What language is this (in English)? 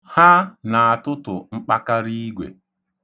Igbo